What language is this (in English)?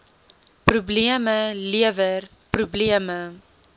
Afrikaans